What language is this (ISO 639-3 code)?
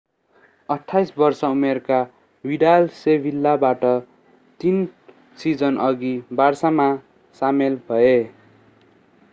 nep